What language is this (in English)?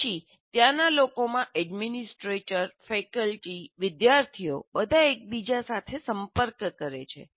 Gujarati